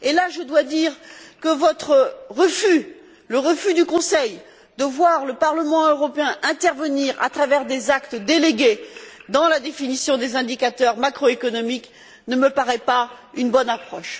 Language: French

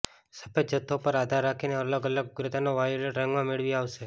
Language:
Gujarati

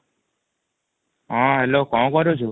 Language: Odia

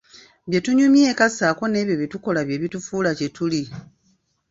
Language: Ganda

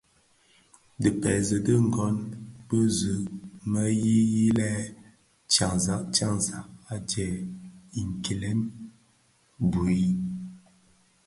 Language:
Bafia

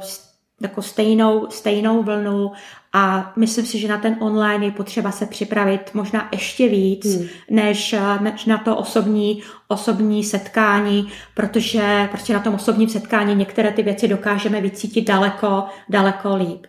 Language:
Czech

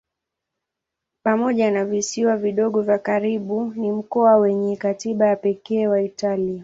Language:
Swahili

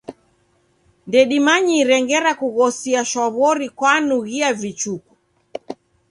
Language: Taita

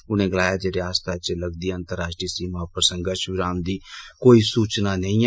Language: Dogri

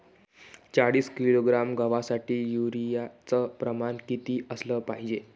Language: Marathi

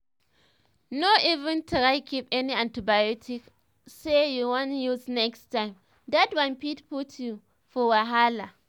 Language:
Nigerian Pidgin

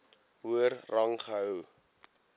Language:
Afrikaans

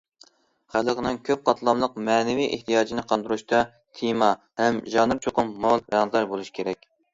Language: Uyghur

